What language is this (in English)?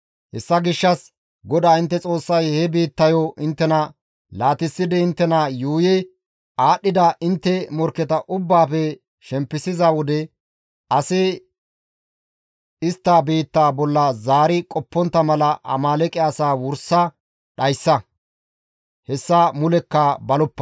Gamo